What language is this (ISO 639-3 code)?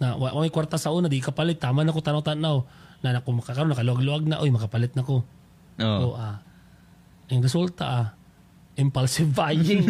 fil